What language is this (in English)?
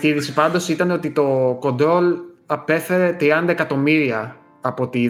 Greek